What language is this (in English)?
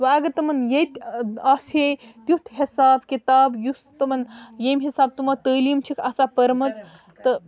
Kashmiri